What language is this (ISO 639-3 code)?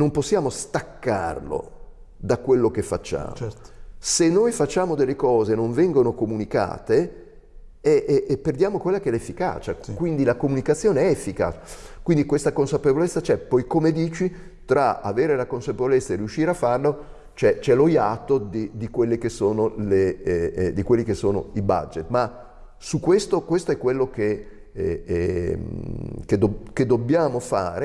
ita